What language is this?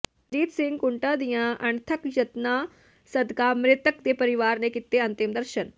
Punjabi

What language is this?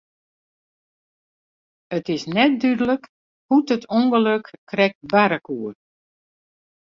Western Frisian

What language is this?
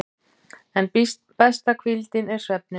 Icelandic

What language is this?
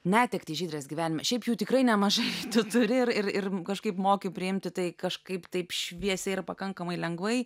Lithuanian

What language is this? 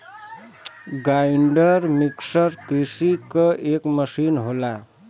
Bhojpuri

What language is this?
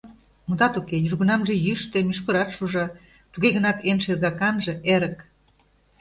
Mari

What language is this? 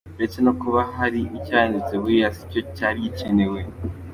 Kinyarwanda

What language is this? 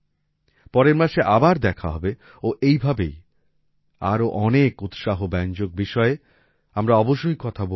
Bangla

